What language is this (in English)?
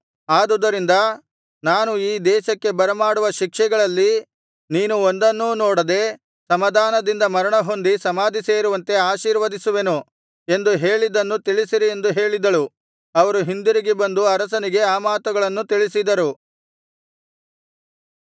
Kannada